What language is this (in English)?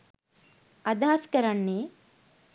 Sinhala